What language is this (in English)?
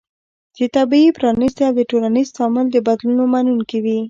Pashto